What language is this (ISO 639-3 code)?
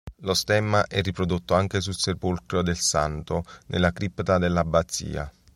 ita